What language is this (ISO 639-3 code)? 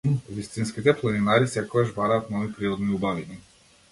mkd